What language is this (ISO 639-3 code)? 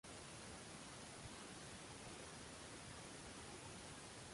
uzb